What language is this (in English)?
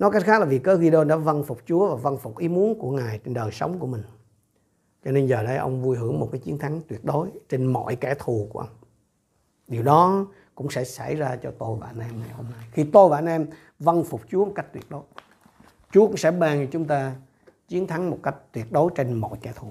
Vietnamese